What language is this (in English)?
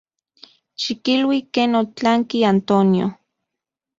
Central Puebla Nahuatl